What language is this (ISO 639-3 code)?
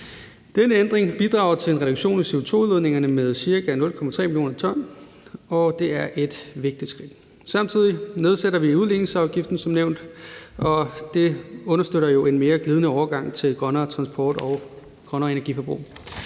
dan